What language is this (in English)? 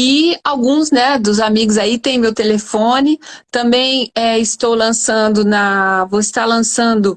Portuguese